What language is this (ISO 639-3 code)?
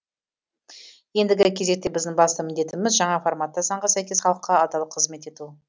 kaz